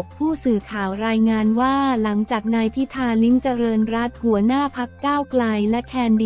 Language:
Thai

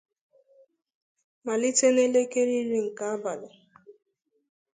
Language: Igbo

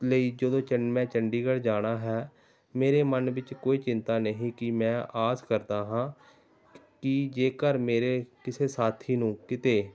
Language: Punjabi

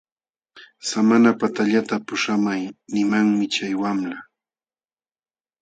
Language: Jauja Wanca Quechua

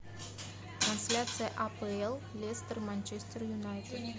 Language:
Russian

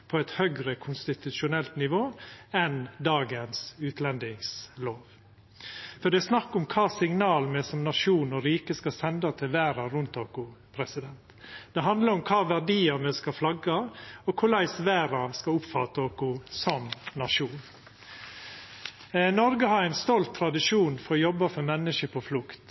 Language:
Norwegian Nynorsk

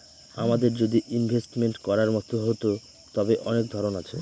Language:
Bangla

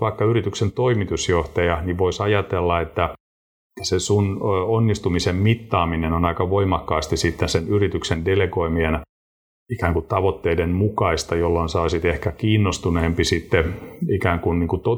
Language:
Finnish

